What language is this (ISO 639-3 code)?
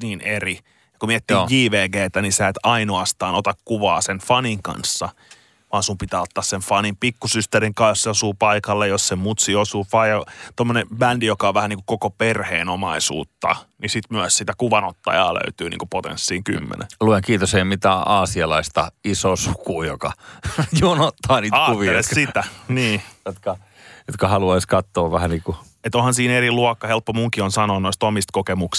fin